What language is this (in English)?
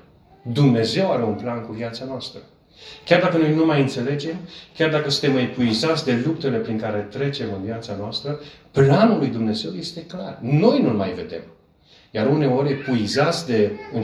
Romanian